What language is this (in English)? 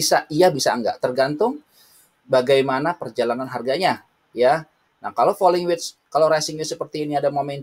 Indonesian